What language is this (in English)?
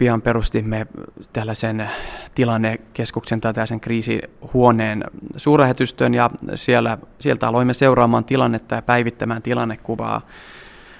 Finnish